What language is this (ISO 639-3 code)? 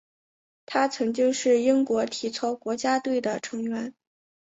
zho